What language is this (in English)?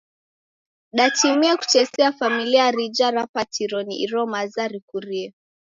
Taita